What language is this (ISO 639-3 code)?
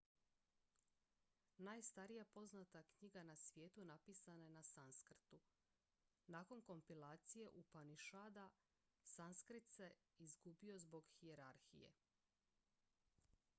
hrv